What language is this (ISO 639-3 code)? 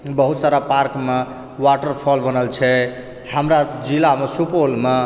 mai